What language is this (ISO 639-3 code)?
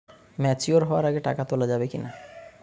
ben